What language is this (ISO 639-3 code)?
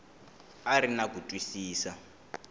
tso